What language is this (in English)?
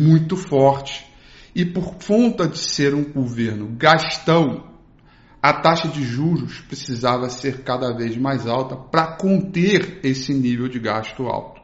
Portuguese